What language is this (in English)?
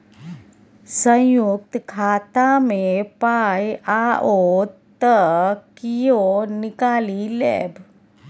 Maithili